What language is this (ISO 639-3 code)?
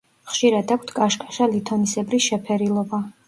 kat